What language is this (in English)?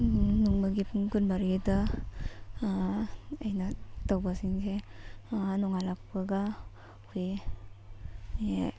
Manipuri